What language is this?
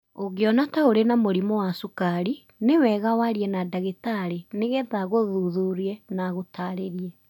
Kikuyu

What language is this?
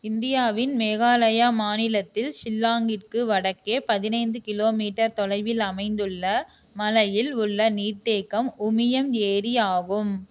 Tamil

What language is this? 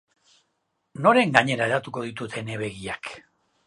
Basque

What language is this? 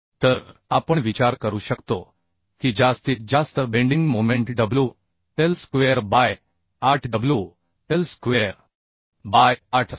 Marathi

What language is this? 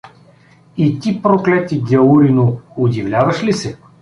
Bulgarian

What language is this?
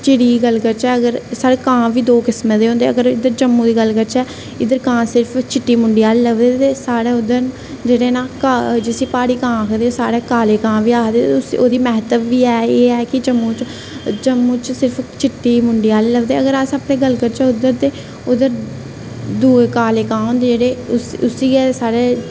Dogri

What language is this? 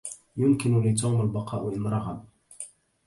Arabic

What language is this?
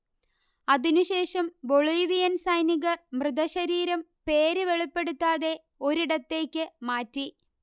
Malayalam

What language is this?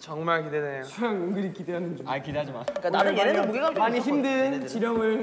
Korean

